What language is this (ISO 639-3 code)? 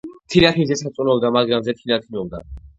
kat